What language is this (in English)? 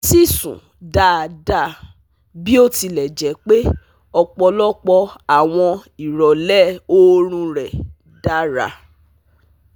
Yoruba